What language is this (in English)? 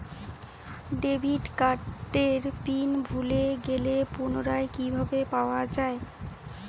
Bangla